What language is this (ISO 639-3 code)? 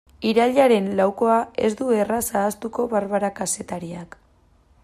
eus